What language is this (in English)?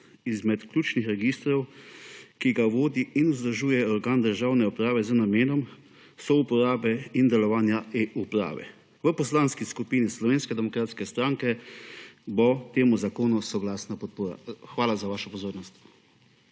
Slovenian